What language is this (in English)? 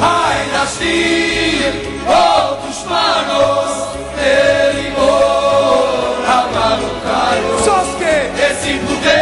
Romanian